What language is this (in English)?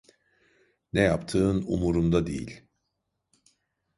Turkish